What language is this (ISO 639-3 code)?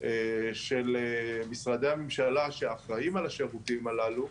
heb